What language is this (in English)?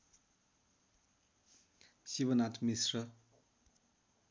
Nepali